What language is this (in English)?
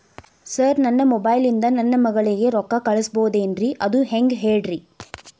Kannada